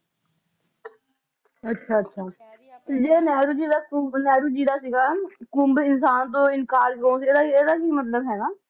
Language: Punjabi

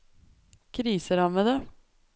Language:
Norwegian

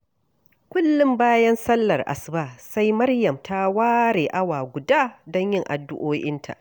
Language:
Hausa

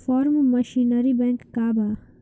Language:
Bhojpuri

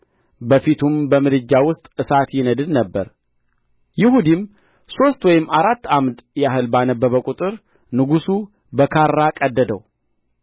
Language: Amharic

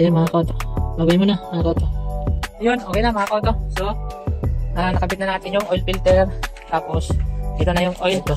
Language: Filipino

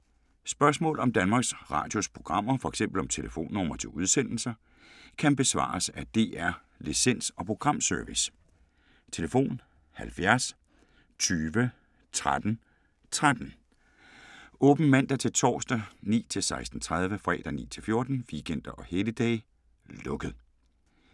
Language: Danish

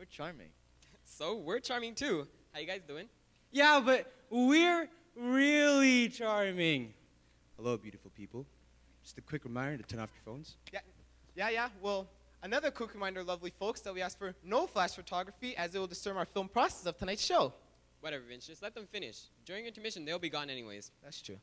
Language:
English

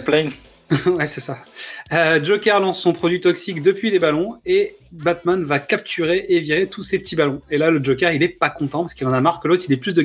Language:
French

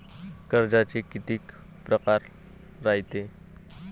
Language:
Marathi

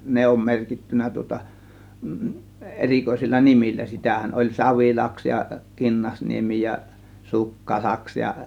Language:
Finnish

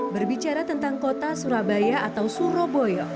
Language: Indonesian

